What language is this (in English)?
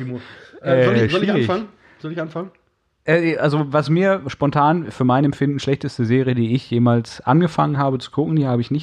German